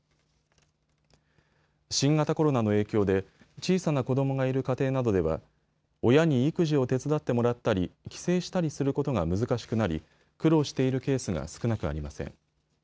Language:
Japanese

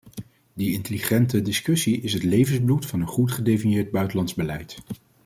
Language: Dutch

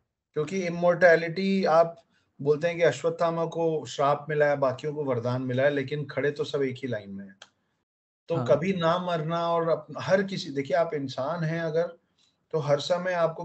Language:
Hindi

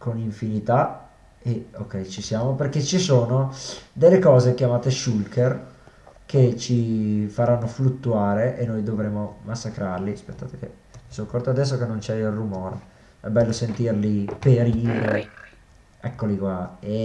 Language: Italian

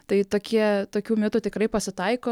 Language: Lithuanian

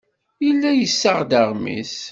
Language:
Kabyle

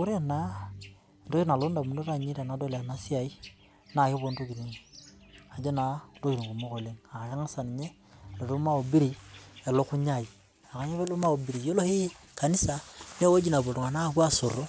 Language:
Masai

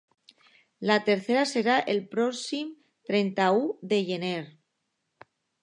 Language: Catalan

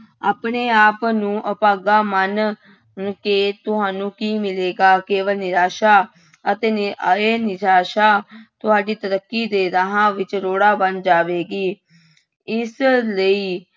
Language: Punjabi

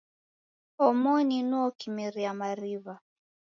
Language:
Taita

